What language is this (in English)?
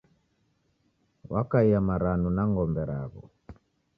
Taita